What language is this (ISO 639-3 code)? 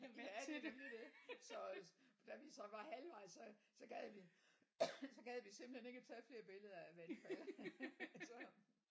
dan